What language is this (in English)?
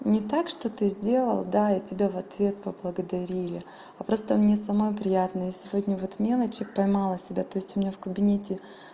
Russian